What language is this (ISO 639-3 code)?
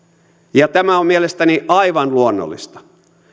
fin